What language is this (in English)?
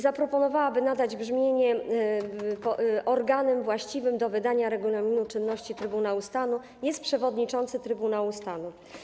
Polish